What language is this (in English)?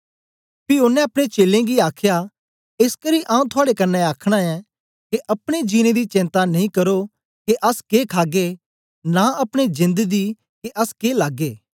Dogri